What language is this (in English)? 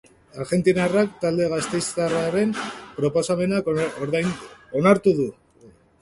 Basque